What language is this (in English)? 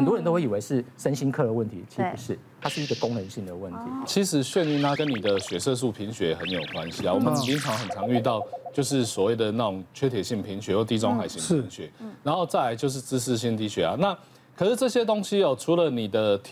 Chinese